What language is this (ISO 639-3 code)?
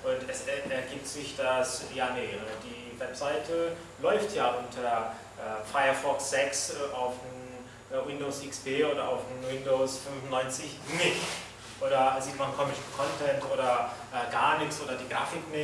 deu